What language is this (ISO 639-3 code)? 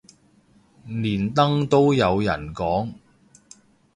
yue